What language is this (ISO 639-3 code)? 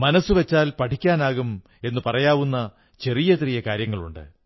mal